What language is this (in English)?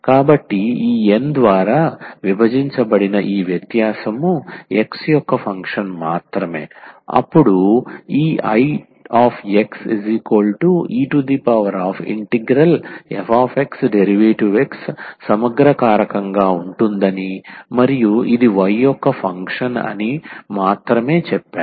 Telugu